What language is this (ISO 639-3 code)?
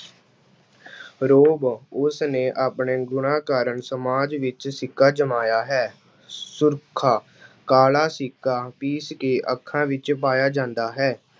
pan